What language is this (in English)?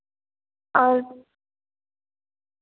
Hindi